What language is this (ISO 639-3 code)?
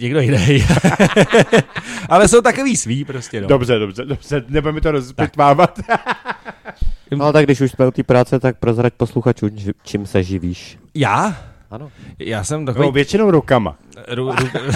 ces